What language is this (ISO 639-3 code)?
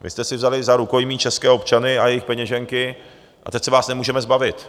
ces